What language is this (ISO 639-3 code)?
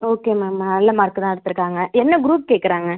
tam